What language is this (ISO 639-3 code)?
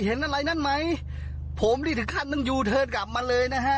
tha